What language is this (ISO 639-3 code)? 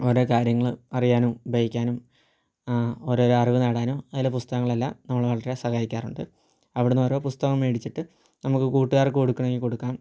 mal